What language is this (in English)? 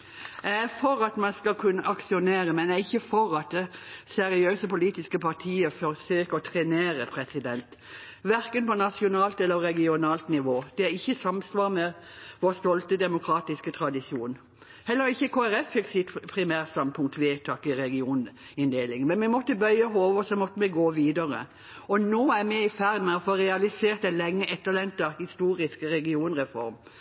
Norwegian Bokmål